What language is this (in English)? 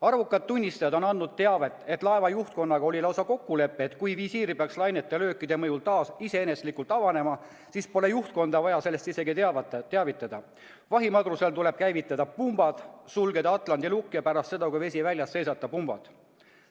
Estonian